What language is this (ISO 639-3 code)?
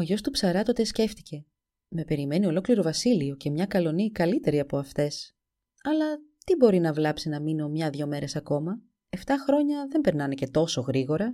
ell